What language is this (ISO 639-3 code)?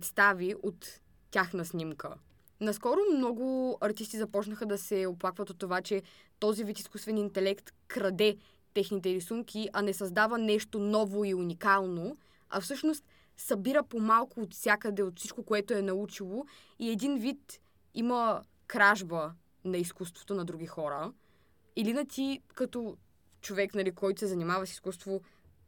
bul